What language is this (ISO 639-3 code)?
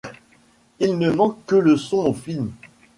fra